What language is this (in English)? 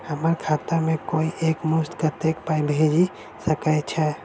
Maithili